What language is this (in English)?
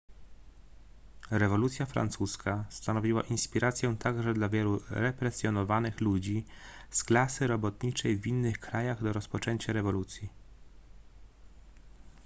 Polish